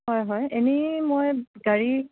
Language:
Assamese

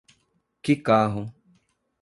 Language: Portuguese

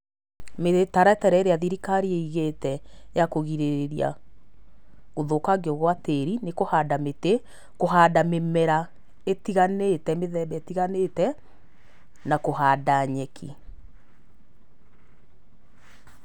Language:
Kikuyu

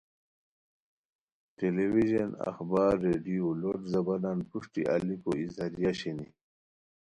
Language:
Khowar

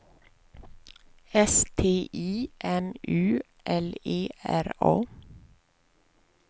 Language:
Swedish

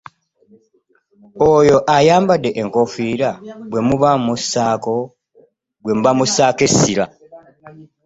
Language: Ganda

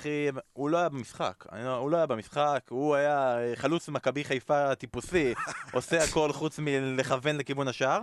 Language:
Hebrew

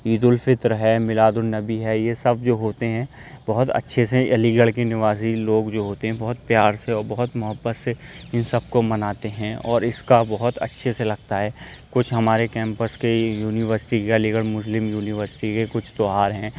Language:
Urdu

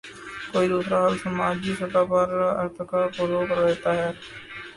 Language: Urdu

